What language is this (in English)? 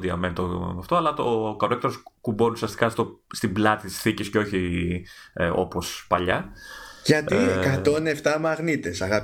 Greek